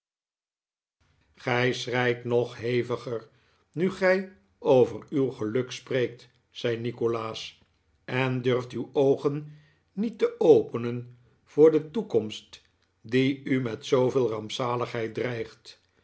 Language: Dutch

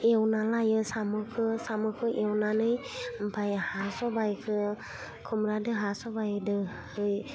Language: Bodo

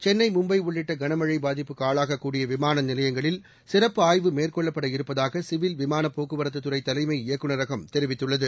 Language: Tamil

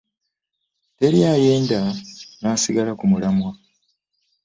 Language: Ganda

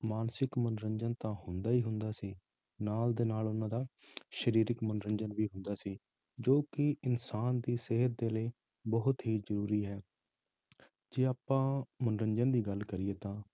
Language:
Punjabi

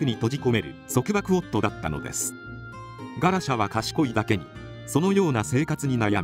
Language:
Japanese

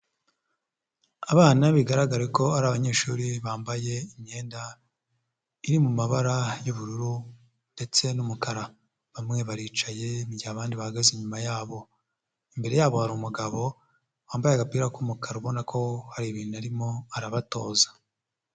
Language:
Kinyarwanda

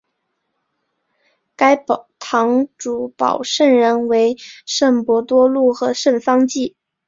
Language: Chinese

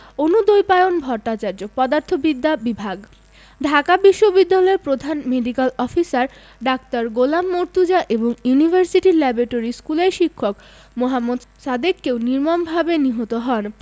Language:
Bangla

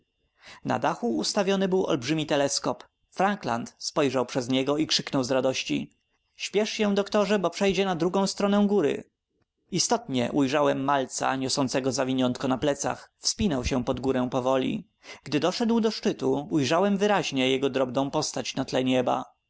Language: Polish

